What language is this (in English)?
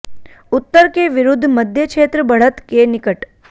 Hindi